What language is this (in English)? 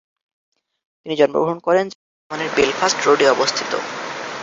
Bangla